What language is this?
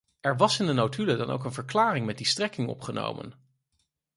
Dutch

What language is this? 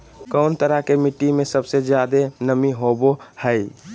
Magahi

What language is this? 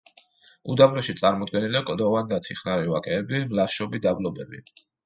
Georgian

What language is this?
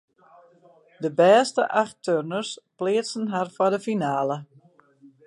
Western Frisian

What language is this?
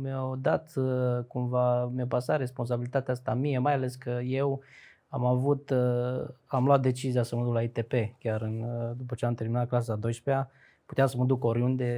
Romanian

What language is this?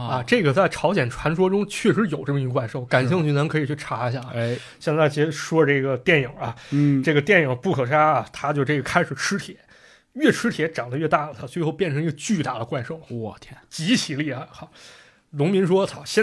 Chinese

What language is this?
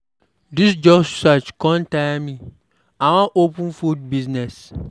Nigerian Pidgin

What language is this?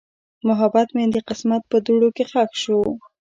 Pashto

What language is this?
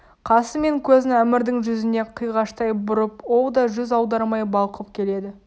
Kazakh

